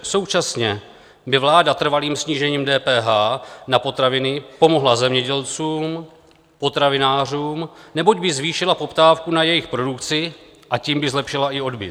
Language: Czech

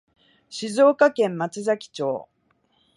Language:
Japanese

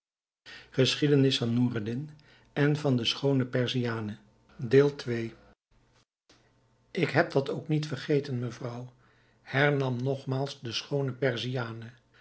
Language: Dutch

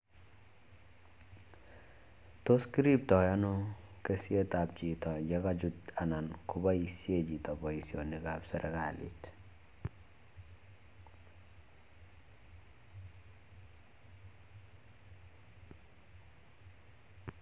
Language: Kalenjin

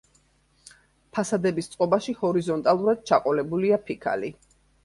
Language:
Georgian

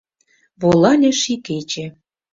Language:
Mari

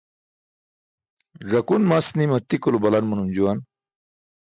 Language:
Burushaski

